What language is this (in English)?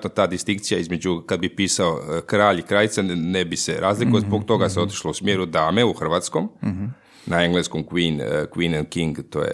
Croatian